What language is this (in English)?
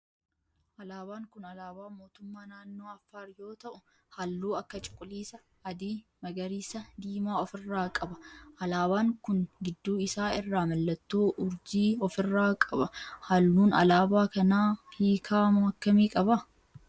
Oromo